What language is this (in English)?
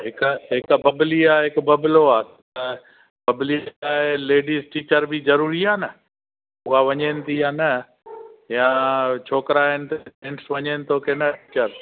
Sindhi